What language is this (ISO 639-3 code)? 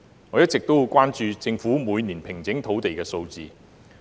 yue